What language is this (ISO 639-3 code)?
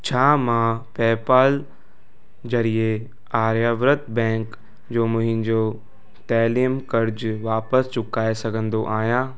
snd